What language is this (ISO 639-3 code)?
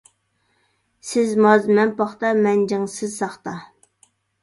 uig